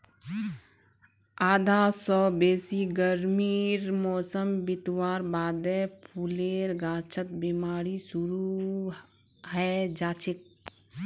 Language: Magahi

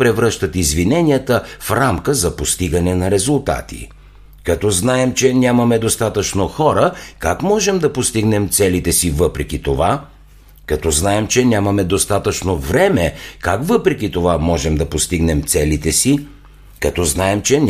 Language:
Bulgarian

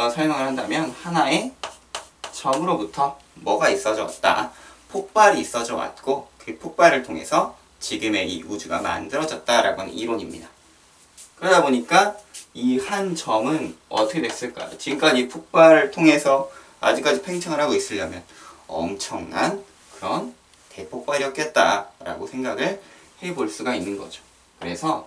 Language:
Korean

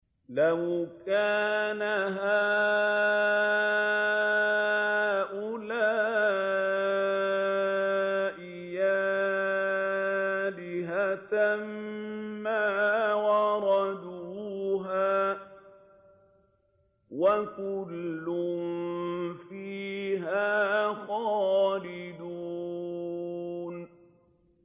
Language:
Arabic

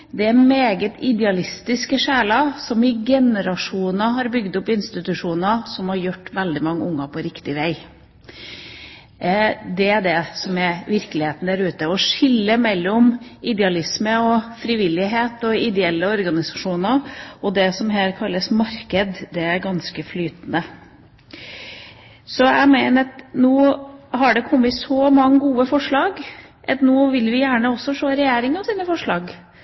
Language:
Norwegian Bokmål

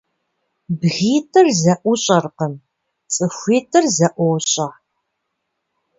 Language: Kabardian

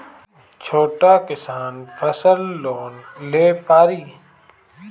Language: Bhojpuri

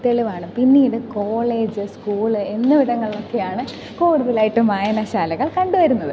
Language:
Malayalam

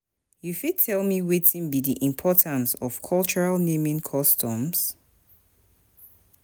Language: Nigerian Pidgin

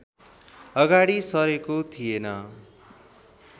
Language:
Nepali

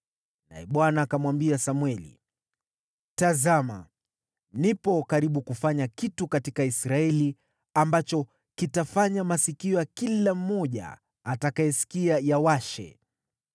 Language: Swahili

